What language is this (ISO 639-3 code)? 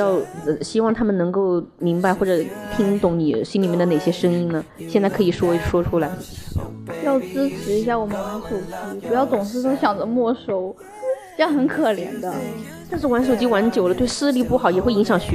zho